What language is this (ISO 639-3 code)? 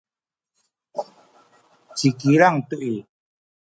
szy